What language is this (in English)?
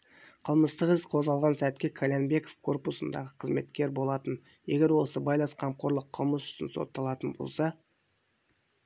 Kazakh